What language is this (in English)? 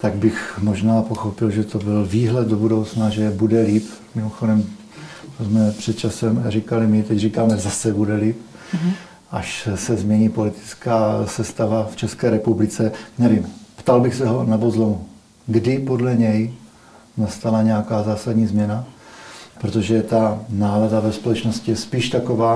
Czech